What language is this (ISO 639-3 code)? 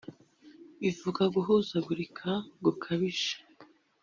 kin